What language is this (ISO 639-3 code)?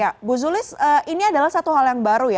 ind